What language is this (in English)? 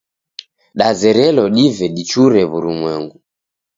Taita